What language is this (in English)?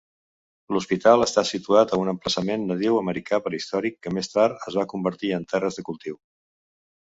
Catalan